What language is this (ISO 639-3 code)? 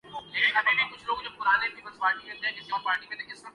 urd